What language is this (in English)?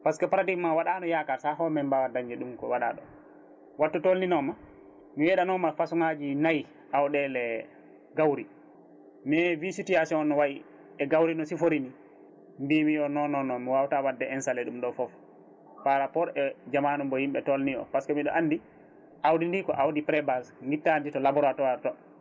Fula